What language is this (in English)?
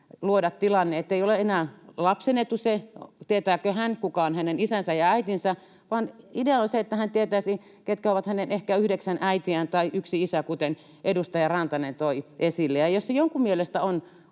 Finnish